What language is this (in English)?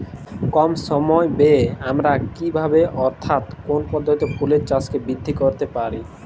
Bangla